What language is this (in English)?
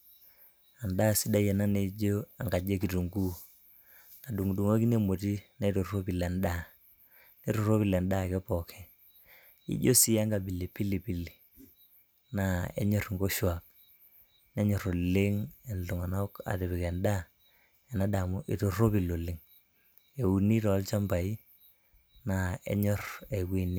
Masai